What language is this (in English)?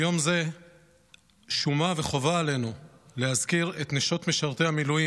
Hebrew